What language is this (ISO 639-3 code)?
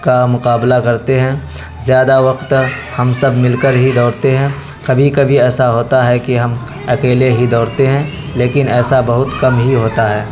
urd